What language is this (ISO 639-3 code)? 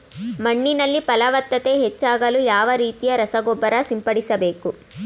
kan